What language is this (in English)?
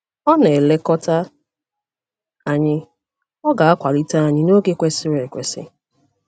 Igbo